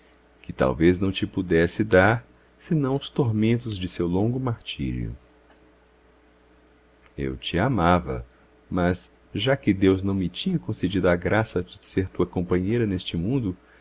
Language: Portuguese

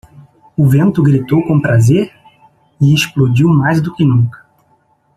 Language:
Portuguese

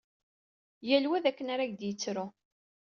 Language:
Kabyle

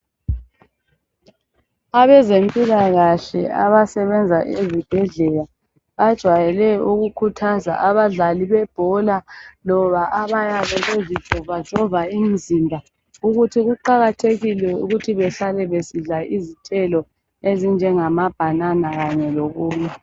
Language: North Ndebele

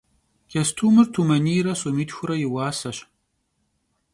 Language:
Kabardian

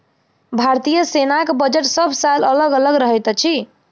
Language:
Maithili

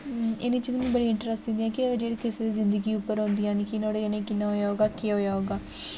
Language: Dogri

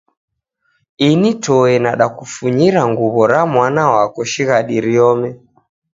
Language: Taita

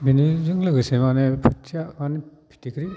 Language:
Bodo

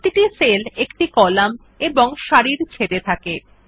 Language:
Bangla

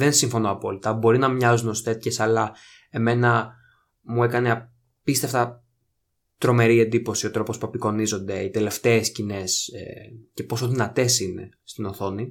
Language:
Greek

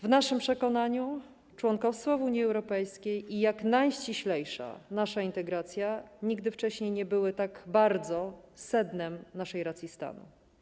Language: Polish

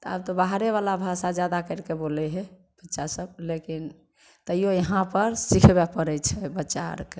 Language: Maithili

